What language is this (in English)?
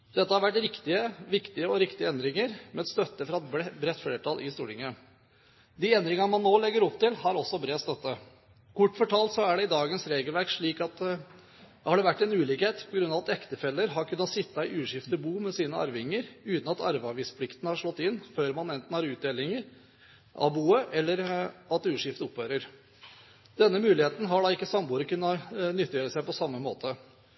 Norwegian Bokmål